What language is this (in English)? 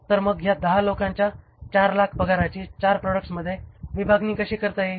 Marathi